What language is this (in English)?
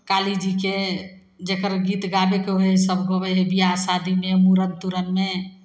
Maithili